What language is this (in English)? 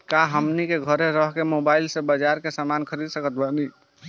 Bhojpuri